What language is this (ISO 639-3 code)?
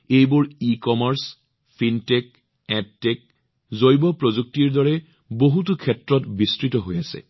asm